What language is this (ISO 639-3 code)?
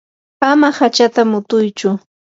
qur